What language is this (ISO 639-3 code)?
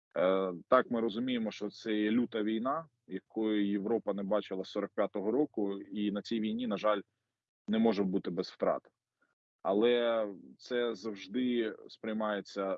ukr